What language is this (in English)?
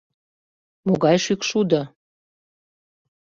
Mari